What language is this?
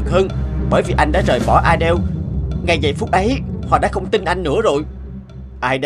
Vietnamese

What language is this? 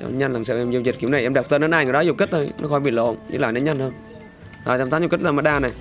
Vietnamese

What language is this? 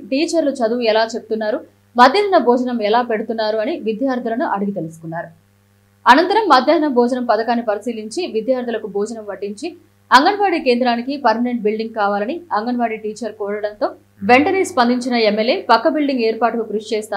Arabic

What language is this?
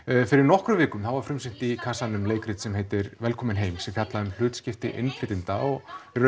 Icelandic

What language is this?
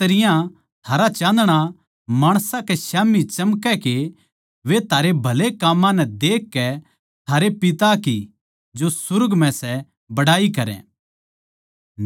Haryanvi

